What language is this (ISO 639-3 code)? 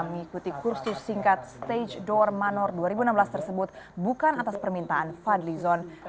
ind